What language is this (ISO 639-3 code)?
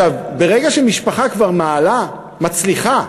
heb